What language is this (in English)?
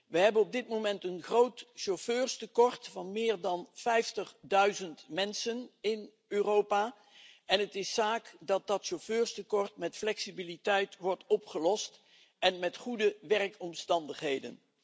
Dutch